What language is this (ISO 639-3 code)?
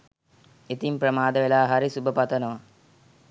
sin